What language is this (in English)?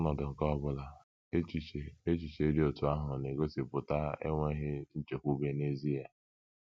Igbo